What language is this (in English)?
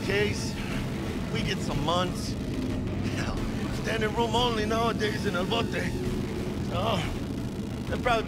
English